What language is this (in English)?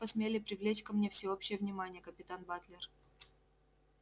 Russian